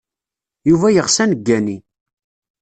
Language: Kabyle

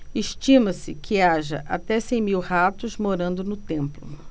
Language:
Portuguese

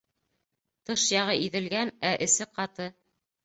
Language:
Bashkir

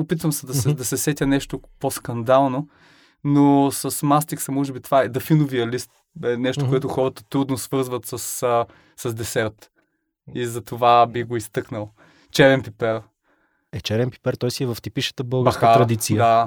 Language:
Bulgarian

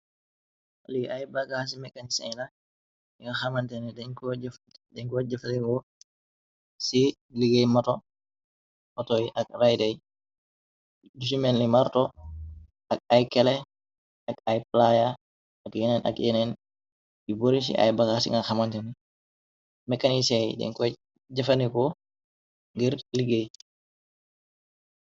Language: Wolof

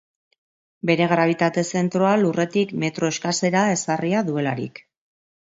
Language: Basque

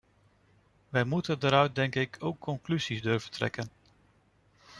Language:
Dutch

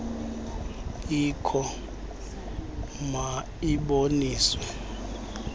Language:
Xhosa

